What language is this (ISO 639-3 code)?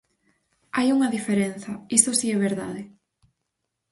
glg